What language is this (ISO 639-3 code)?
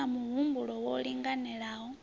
ven